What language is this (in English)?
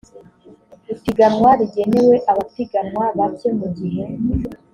Kinyarwanda